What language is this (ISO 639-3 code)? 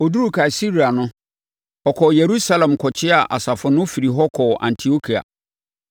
aka